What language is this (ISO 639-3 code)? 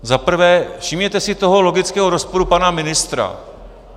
ces